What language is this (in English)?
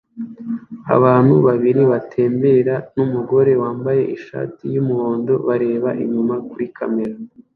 Kinyarwanda